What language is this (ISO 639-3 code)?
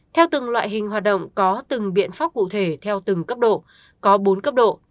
vie